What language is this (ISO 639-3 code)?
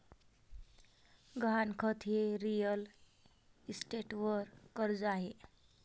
mar